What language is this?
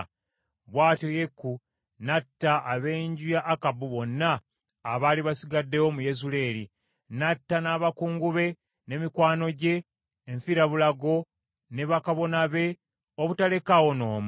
Ganda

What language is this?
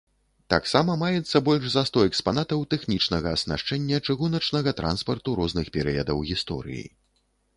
Belarusian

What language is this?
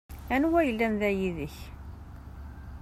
Kabyle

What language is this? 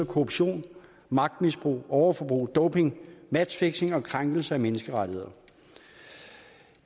Danish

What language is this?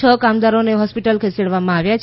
Gujarati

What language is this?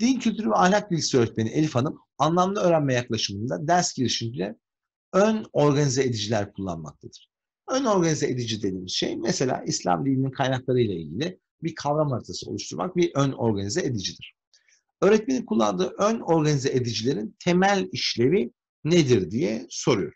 Turkish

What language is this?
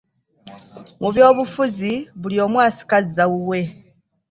Ganda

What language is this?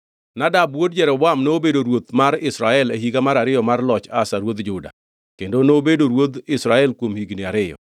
Luo (Kenya and Tanzania)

